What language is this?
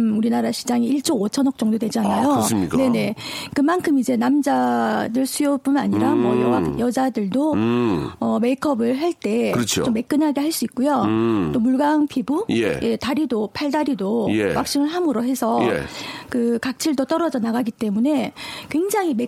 Korean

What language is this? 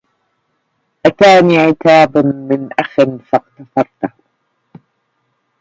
Arabic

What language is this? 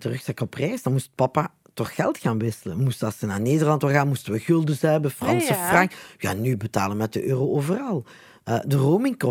Dutch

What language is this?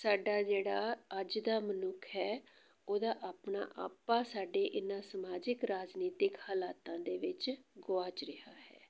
Punjabi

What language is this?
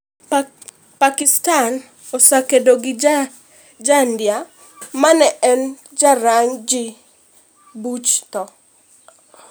Luo (Kenya and Tanzania)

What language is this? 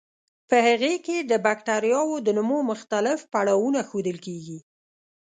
Pashto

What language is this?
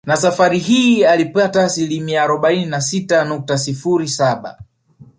Swahili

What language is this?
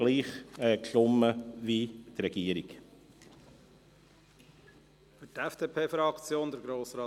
Swiss German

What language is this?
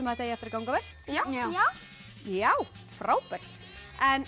Icelandic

